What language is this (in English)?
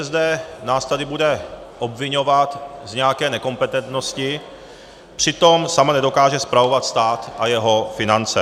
Czech